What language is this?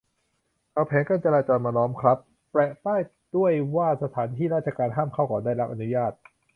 Thai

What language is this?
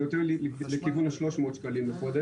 Hebrew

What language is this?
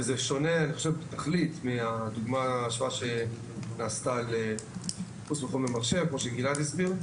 Hebrew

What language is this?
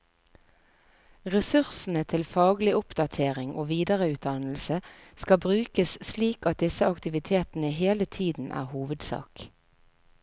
Norwegian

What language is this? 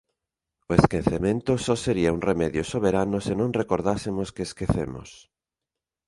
Galician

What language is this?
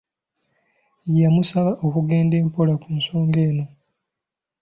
Ganda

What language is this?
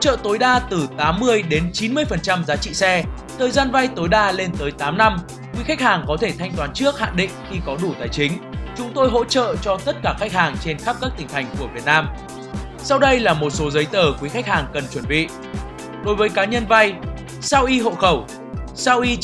Vietnamese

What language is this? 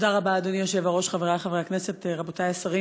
Hebrew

